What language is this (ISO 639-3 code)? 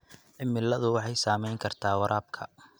som